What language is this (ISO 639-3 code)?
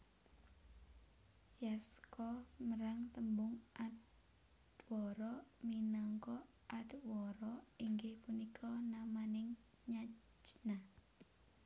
jav